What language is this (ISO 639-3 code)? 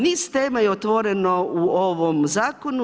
hrv